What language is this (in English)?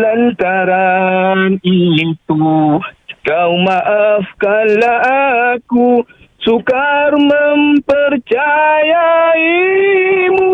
Malay